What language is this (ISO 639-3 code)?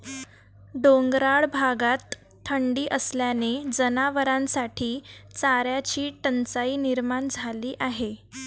mar